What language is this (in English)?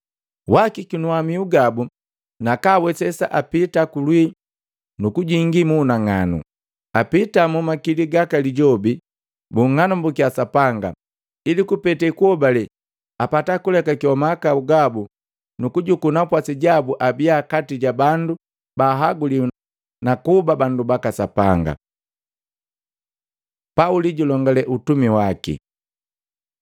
Matengo